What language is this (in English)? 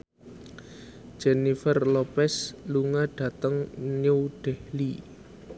Javanese